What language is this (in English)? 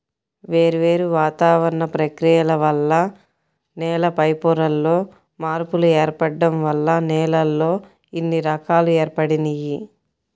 Telugu